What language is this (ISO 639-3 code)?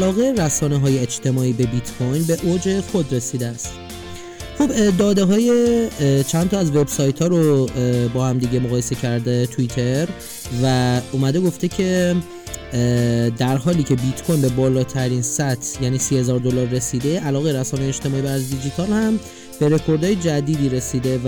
fas